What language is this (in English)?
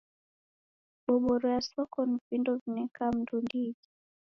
Taita